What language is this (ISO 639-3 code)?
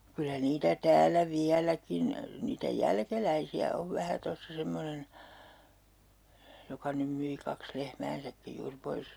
fin